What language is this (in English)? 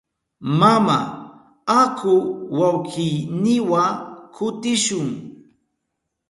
Southern Pastaza Quechua